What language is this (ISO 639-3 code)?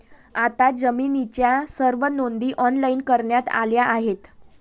mar